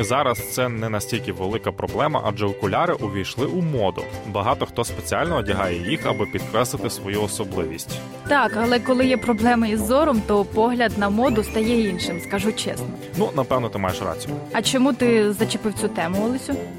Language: Ukrainian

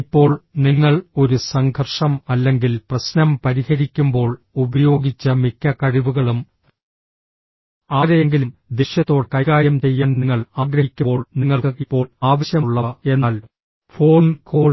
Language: Malayalam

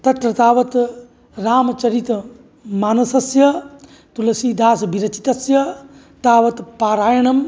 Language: Sanskrit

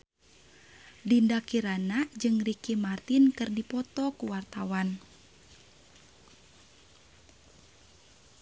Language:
Sundanese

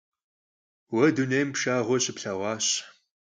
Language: Kabardian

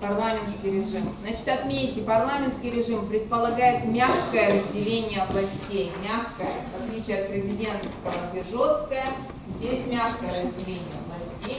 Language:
Russian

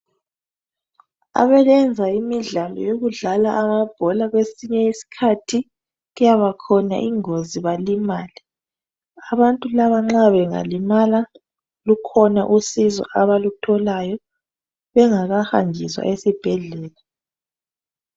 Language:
North Ndebele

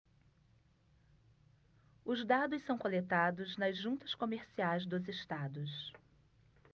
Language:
Portuguese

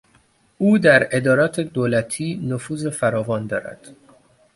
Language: Persian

